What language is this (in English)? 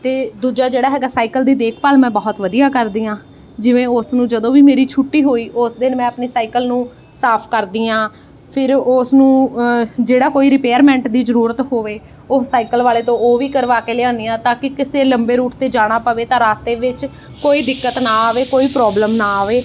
Punjabi